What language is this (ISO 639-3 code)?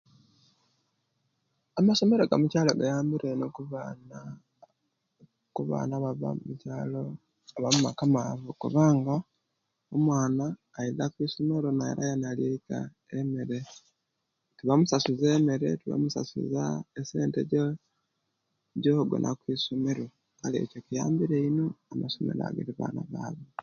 lke